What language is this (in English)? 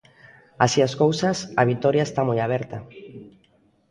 Galician